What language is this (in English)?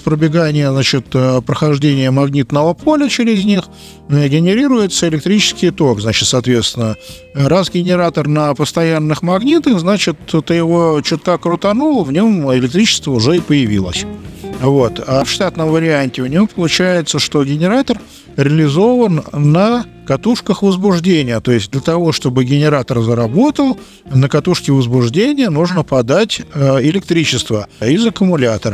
Russian